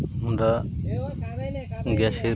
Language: Bangla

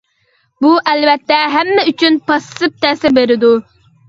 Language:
Uyghur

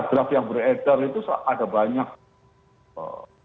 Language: Indonesian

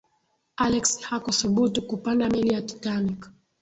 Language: Swahili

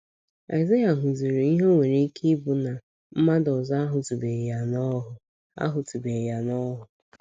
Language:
Igbo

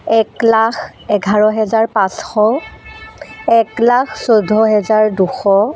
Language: Assamese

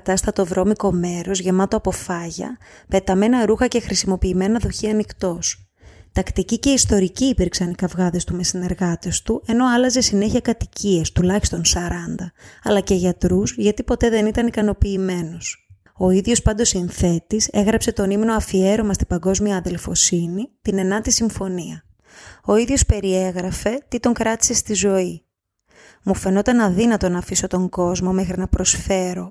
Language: Greek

